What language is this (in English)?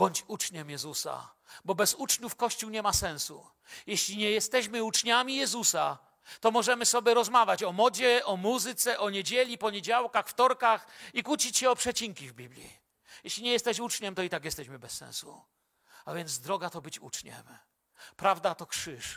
Polish